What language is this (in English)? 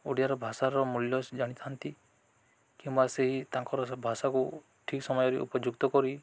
Odia